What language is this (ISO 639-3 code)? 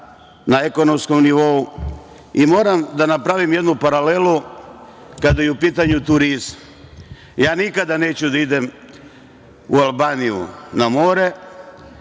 srp